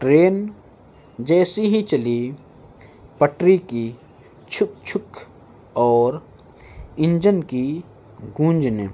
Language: Urdu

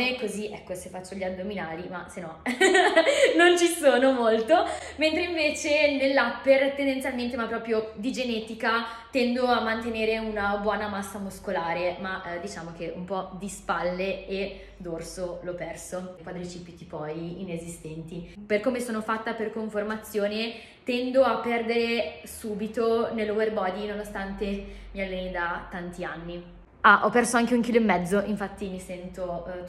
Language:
Italian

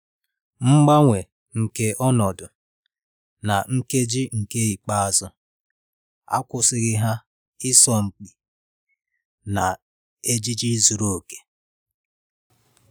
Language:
Igbo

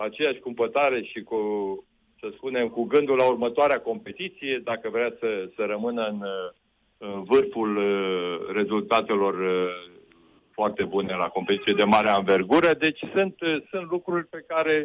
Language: Romanian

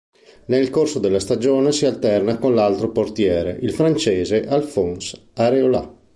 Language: Italian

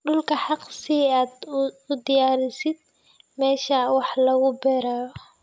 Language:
Somali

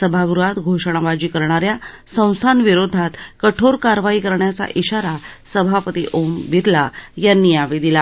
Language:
Marathi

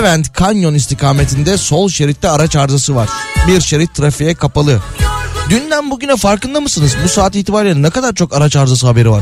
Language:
Turkish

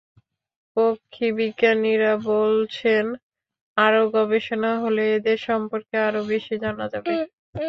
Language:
Bangla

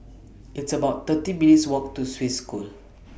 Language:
English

